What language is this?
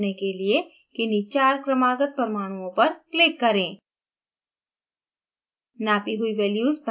Hindi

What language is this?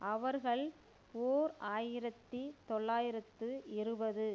Tamil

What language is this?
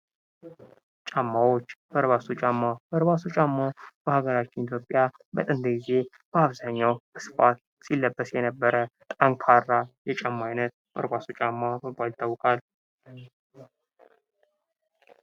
Amharic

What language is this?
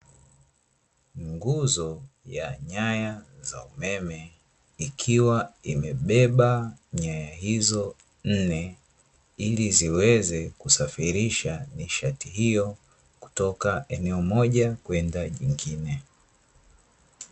Swahili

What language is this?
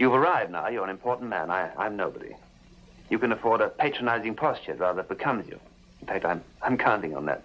English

